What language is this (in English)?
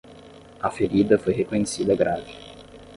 Portuguese